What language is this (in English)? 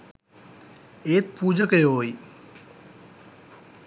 Sinhala